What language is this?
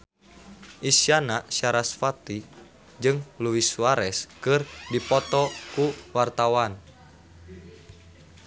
Sundanese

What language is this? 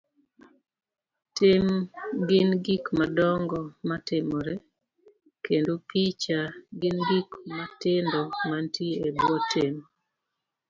Luo (Kenya and Tanzania)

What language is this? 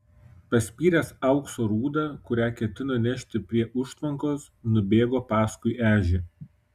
Lithuanian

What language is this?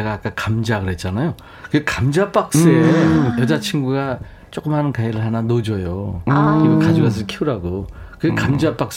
Korean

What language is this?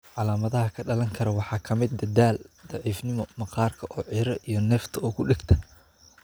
Somali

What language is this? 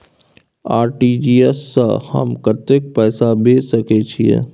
Maithili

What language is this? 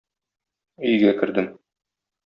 Tatar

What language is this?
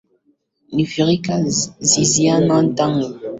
Swahili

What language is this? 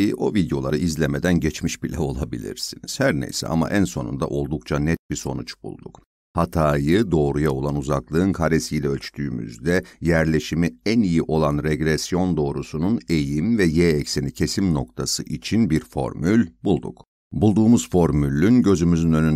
Turkish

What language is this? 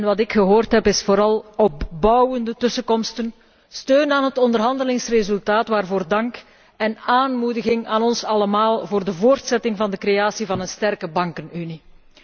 Dutch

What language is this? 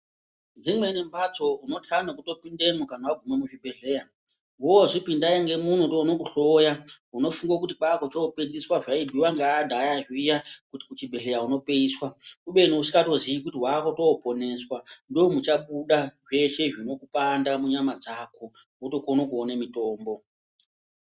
Ndau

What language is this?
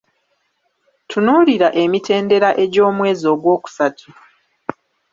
Ganda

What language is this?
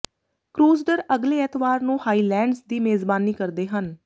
Punjabi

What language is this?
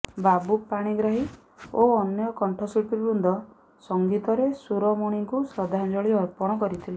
Odia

